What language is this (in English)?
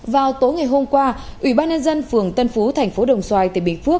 Vietnamese